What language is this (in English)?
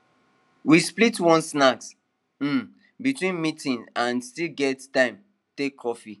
Nigerian Pidgin